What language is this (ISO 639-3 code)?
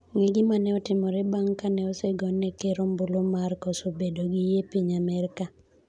luo